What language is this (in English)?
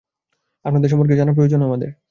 Bangla